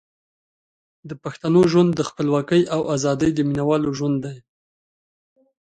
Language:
Pashto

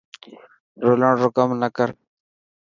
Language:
Dhatki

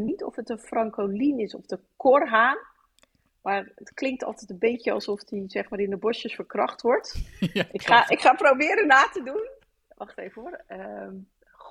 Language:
Dutch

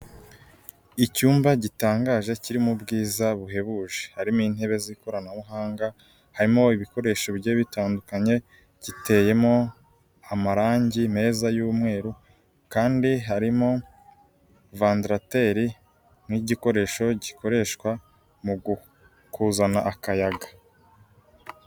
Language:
Kinyarwanda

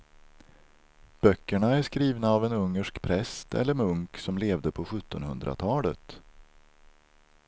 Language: Swedish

